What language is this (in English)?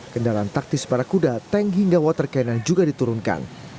Indonesian